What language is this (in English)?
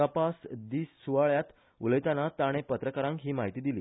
Konkani